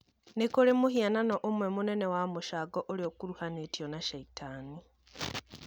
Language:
Kikuyu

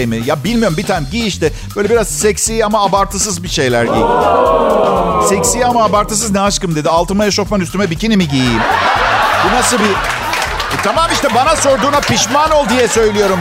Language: Turkish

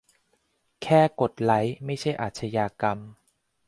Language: Thai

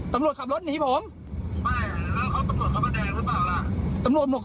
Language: Thai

